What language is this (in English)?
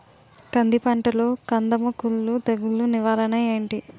Telugu